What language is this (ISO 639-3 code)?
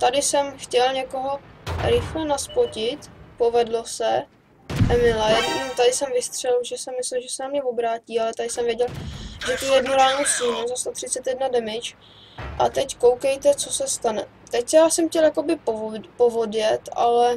ces